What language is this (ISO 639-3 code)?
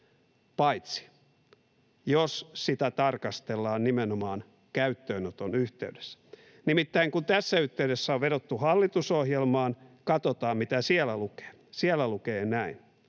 fin